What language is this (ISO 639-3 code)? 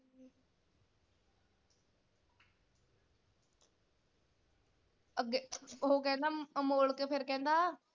pan